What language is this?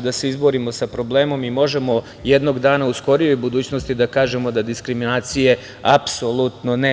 Serbian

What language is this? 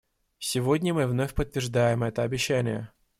Russian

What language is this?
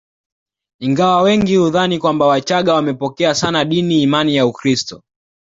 Swahili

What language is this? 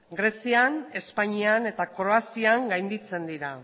Basque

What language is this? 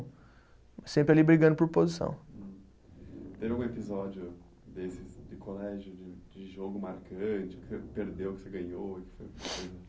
Portuguese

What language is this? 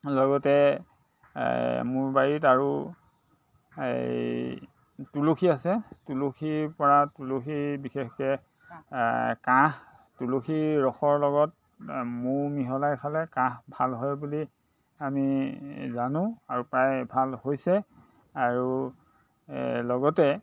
Assamese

